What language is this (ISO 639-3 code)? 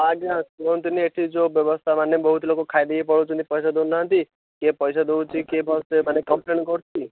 ori